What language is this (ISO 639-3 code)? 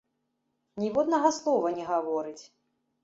bel